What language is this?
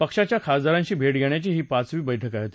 Marathi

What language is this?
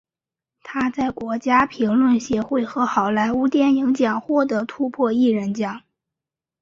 Chinese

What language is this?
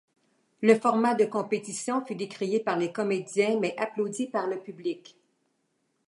French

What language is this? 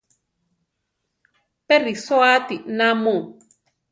Central Tarahumara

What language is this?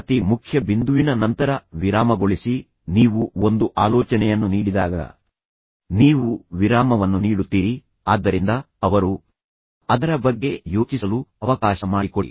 Kannada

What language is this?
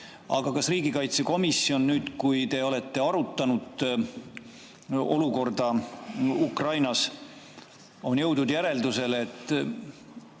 Estonian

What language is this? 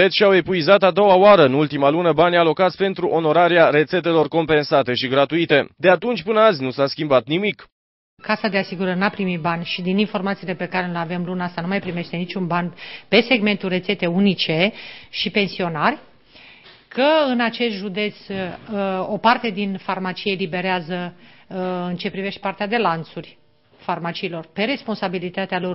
Romanian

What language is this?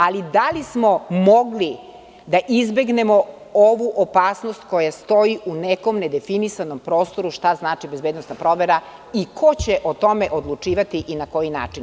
Serbian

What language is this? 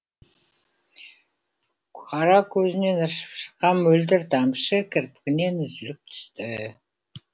Kazakh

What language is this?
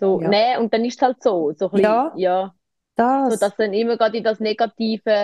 German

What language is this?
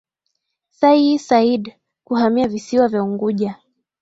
Swahili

